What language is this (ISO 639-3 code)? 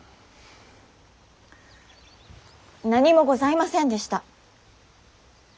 jpn